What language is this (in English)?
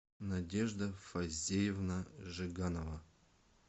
Russian